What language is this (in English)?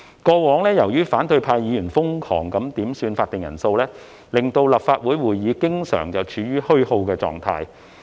Cantonese